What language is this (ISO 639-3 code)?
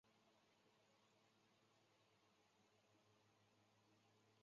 zho